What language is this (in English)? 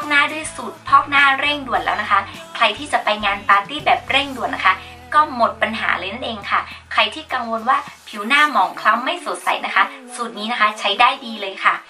Thai